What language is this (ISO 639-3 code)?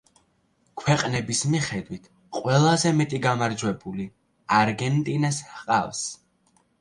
kat